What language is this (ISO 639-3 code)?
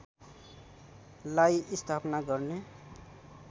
nep